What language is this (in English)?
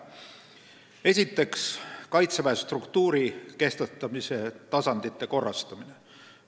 Estonian